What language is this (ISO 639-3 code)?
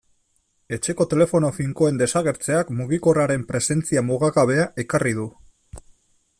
eus